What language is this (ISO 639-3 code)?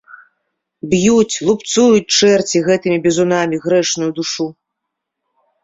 bel